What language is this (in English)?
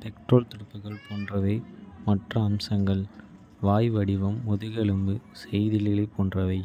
Kota (India)